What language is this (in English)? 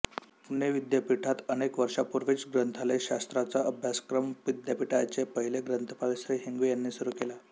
Marathi